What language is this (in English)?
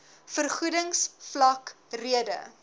Afrikaans